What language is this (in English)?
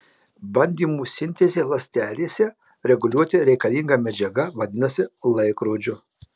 Lithuanian